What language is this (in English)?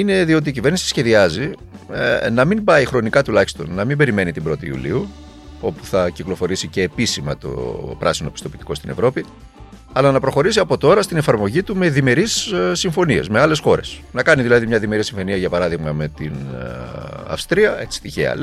Greek